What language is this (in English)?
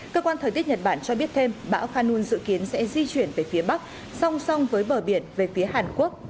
Vietnamese